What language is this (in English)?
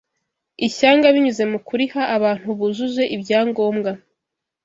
Kinyarwanda